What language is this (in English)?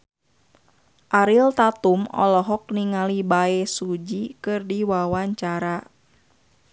Sundanese